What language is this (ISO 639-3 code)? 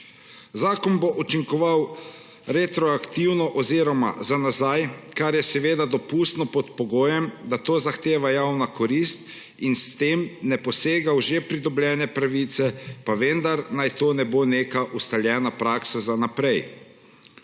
slv